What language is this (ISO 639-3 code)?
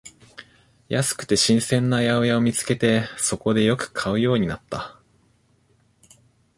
jpn